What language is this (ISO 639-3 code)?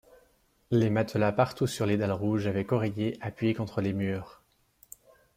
fra